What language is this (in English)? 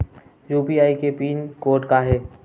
Chhattisgarhi